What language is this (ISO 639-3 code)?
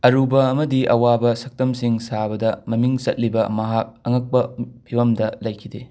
mni